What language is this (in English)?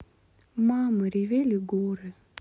Russian